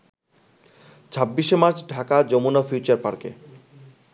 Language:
Bangla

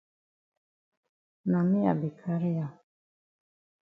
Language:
Cameroon Pidgin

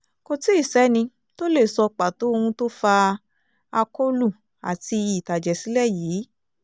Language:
Yoruba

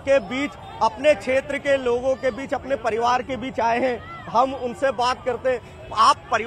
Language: Hindi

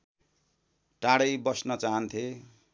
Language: Nepali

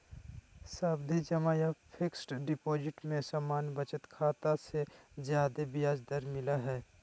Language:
Magahi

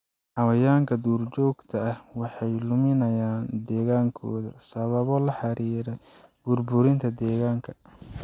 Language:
Somali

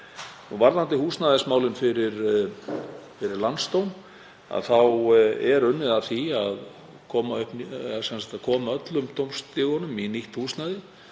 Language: Icelandic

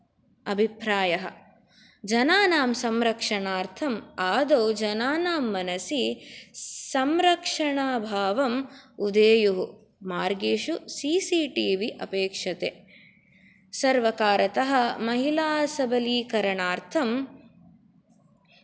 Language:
Sanskrit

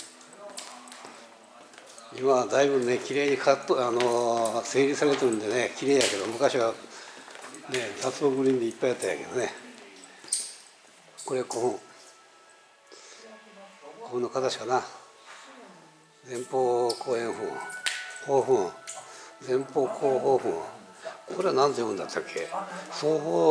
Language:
Japanese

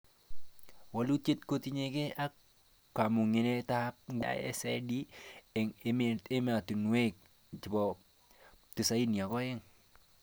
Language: Kalenjin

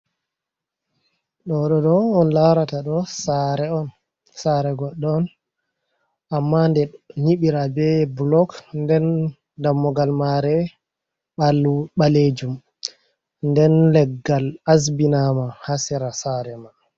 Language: Fula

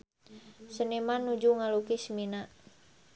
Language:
Sundanese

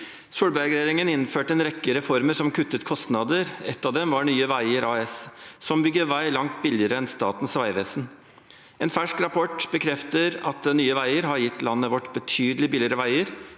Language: Norwegian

